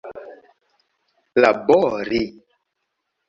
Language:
Esperanto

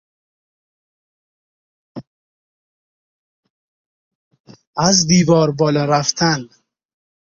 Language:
Persian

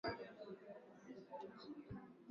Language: Swahili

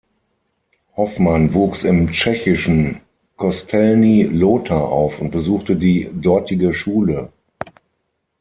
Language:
German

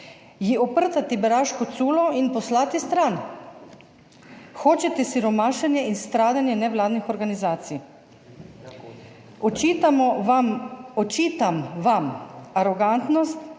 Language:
Slovenian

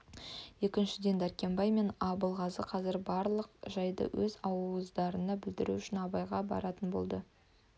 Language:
Kazakh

